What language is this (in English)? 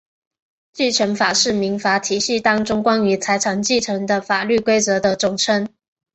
Chinese